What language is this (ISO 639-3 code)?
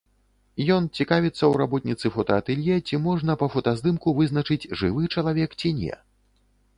bel